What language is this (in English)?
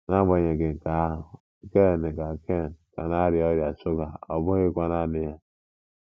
Igbo